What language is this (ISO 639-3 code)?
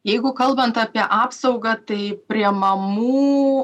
lit